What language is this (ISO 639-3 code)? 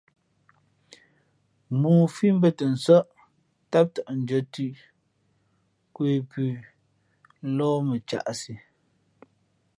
fmp